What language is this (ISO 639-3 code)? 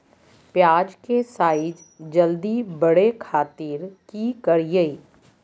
mag